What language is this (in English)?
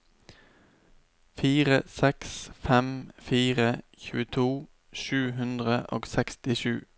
Norwegian